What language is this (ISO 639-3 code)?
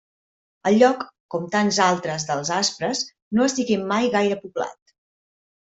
cat